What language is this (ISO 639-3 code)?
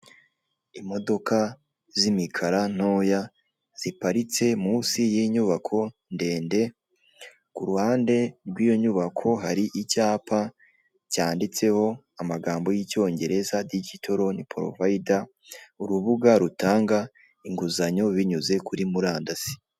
kin